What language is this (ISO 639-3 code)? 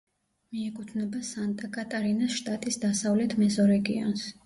kat